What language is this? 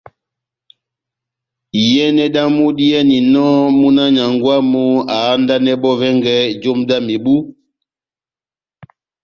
Batanga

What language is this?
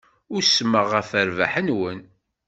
Kabyle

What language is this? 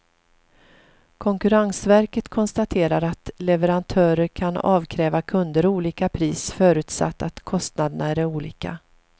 Swedish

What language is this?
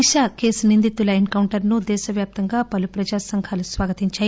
Telugu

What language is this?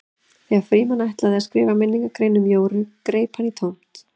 Icelandic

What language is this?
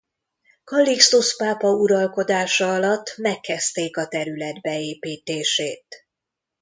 Hungarian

